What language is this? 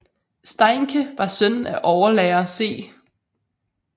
Danish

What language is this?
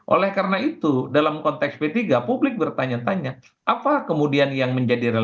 Indonesian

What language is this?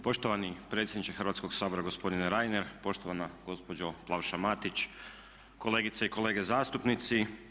Croatian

